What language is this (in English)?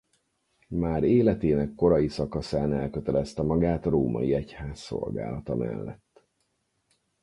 Hungarian